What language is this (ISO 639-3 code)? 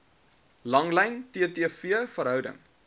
afr